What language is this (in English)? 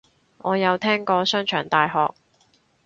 Cantonese